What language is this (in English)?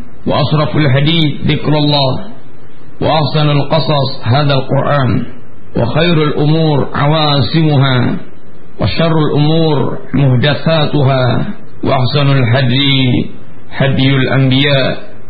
Malay